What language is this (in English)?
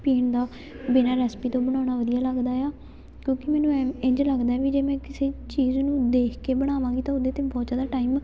Punjabi